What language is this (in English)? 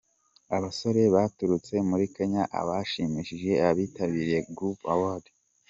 Kinyarwanda